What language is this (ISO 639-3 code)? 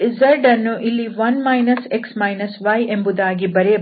kan